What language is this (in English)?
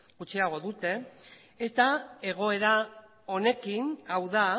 Basque